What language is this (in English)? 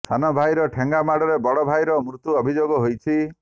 Odia